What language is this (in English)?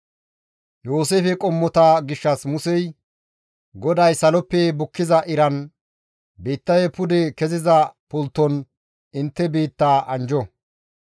Gamo